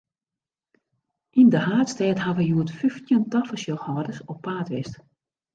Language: Western Frisian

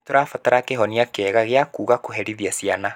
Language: Kikuyu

